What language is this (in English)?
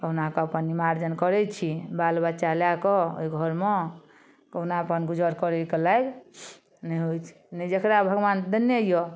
Maithili